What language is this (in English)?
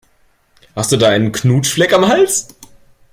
German